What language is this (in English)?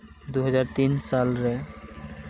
Santali